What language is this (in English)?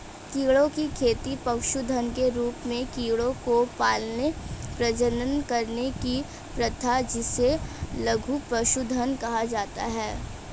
Hindi